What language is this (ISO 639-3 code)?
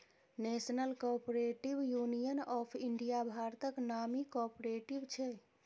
mai